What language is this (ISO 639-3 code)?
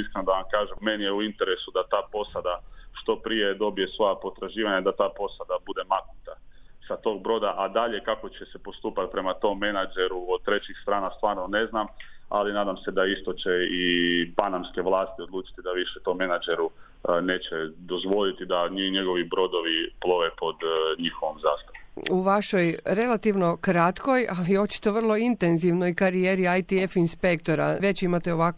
hrv